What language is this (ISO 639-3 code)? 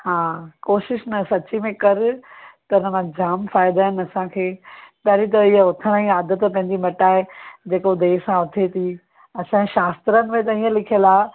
snd